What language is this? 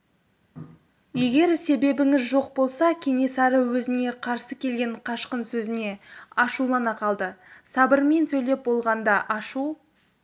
Kazakh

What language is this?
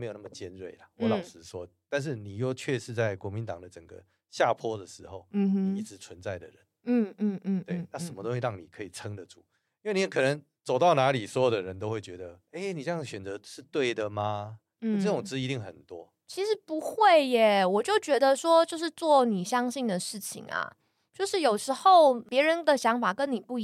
Chinese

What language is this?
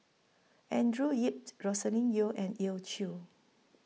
English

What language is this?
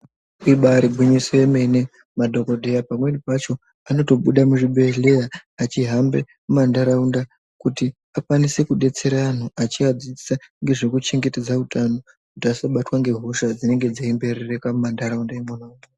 Ndau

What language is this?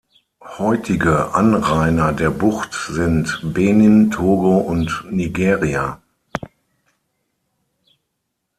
German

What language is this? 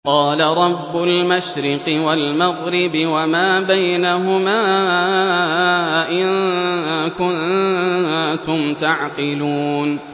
Arabic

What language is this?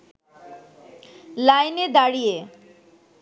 Bangla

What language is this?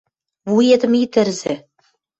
Western Mari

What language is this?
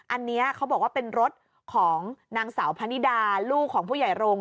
Thai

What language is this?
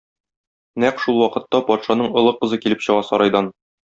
Tatar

